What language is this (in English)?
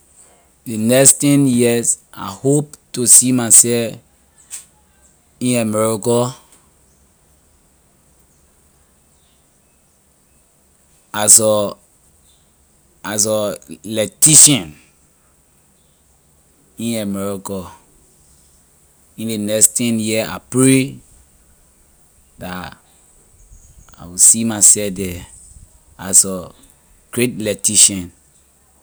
Liberian English